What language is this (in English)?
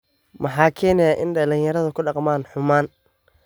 Somali